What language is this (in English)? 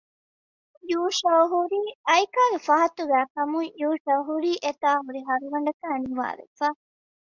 Divehi